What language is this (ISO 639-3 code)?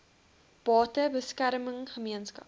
afr